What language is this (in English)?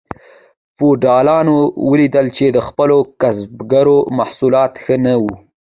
Pashto